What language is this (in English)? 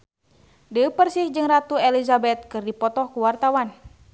Sundanese